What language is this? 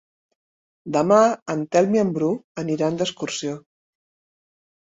Catalan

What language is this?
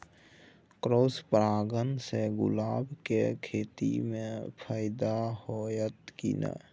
Maithili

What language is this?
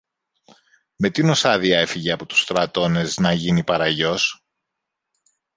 Greek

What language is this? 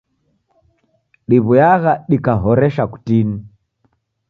Taita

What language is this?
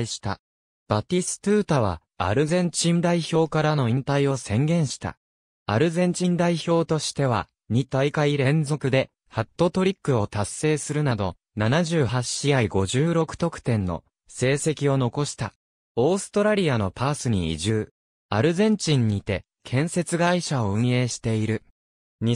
Japanese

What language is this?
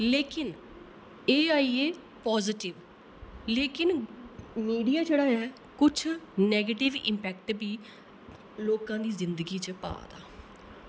Dogri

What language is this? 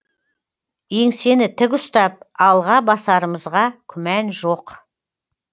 Kazakh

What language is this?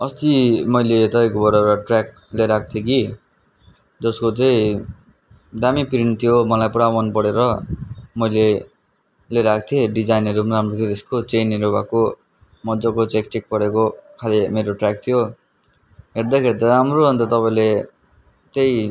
Nepali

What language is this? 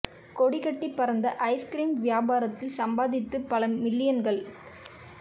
Tamil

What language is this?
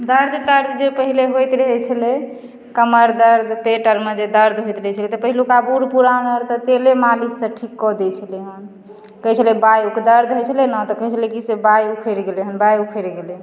Maithili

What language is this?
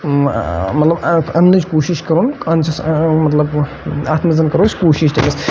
Kashmiri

